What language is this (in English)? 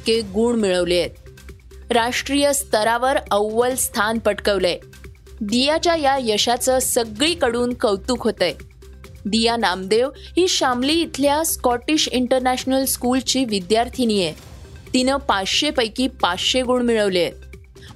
Marathi